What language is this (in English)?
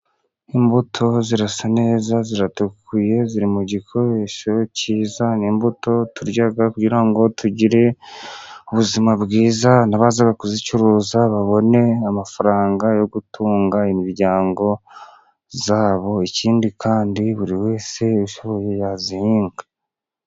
Kinyarwanda